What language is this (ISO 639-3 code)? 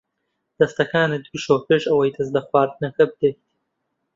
ckb